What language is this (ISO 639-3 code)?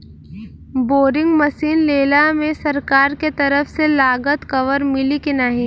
bho